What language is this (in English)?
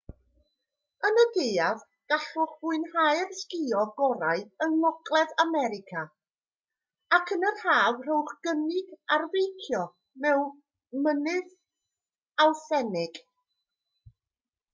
Welsh